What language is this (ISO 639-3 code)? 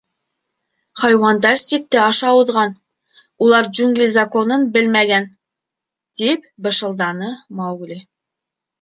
bak